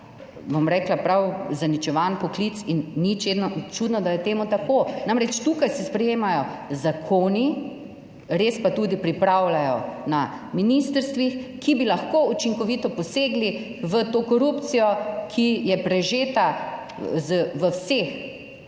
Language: Slovenian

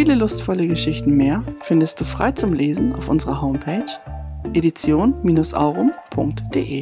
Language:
German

